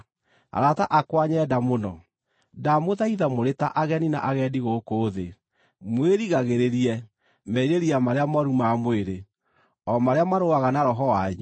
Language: Kikuyu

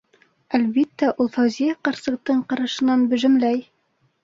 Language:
Bashkir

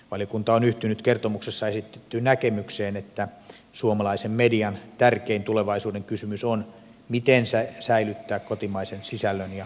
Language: Finnish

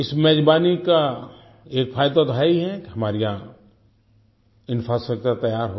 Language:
Hindi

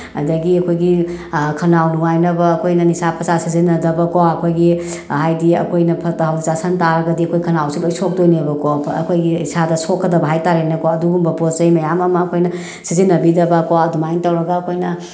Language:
Manipuri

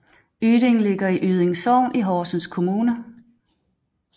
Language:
Danish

